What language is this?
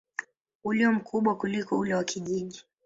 Swahili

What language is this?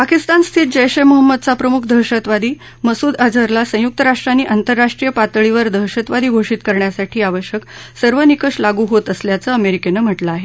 Marathi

